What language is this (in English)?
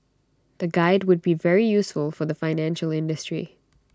English